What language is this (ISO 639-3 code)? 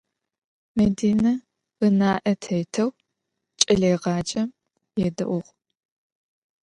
ady